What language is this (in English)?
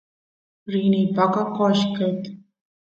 Santiago del Estero Quichua